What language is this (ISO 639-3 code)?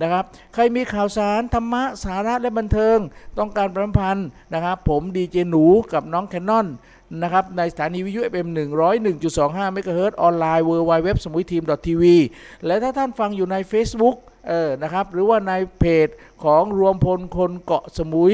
tha